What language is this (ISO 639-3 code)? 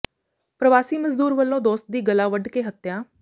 pan